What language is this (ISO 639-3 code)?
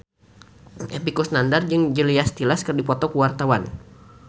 sun